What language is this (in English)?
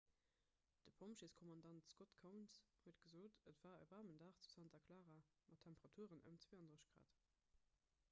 Luxembourgish